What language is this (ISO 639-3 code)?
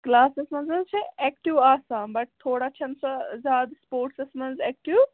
kas